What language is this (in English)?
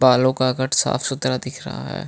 Hindi